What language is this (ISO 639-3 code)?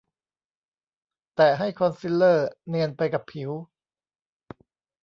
tha